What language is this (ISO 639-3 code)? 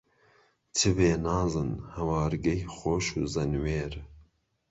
ckb